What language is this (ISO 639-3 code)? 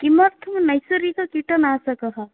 san